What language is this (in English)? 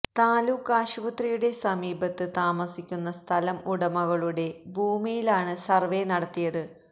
Malayalam